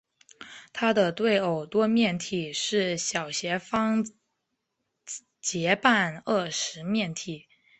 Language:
Chinese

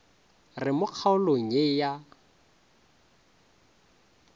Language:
Northern Sotho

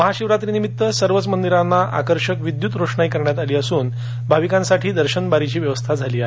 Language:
Marathi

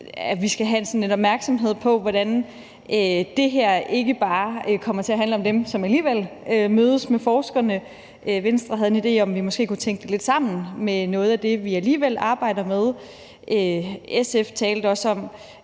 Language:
Danish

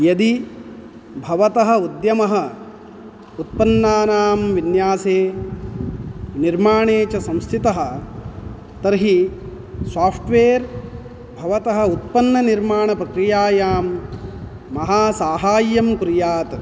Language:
Sanskrit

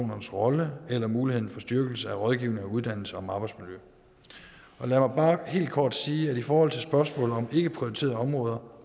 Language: Danish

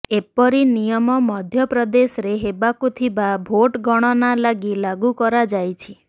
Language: Odia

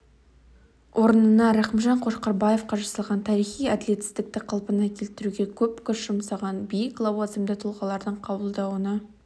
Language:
Kazakh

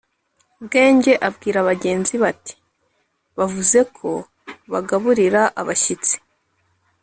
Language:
Kinyarwanda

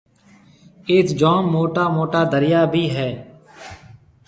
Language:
Marwari (Pakistan)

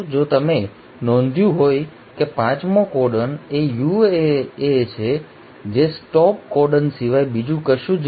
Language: Gujarati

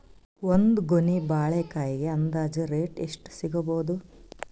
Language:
Kannada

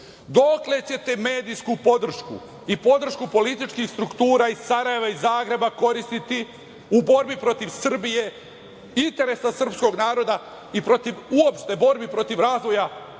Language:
Serbian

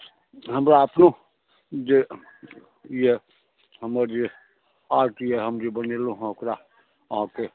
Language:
Maithili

